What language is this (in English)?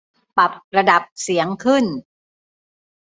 Thai